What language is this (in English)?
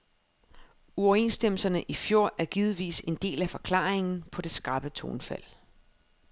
Danish